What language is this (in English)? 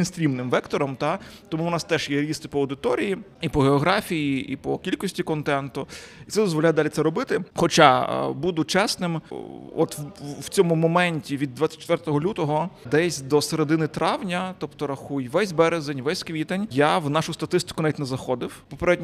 Ukrainian